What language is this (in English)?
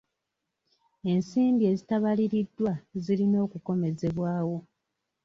Ganda